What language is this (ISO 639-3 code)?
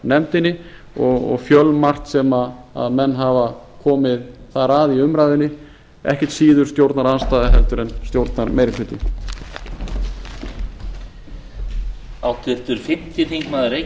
isl